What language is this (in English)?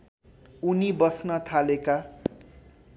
Nepali